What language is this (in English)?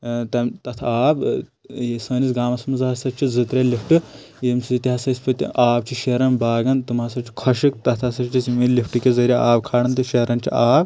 Kashmiri